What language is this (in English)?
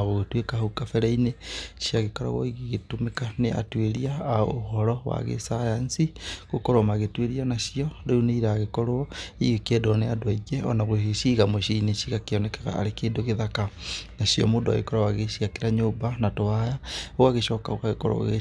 Kikuyu